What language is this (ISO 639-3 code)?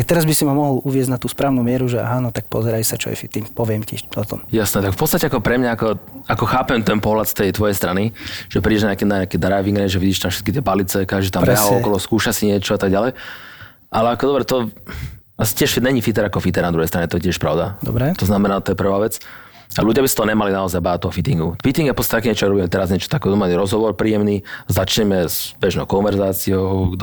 slk